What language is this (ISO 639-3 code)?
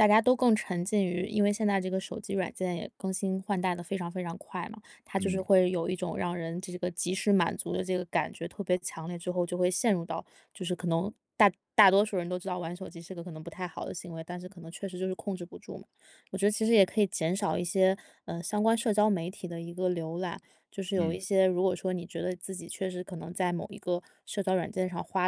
zho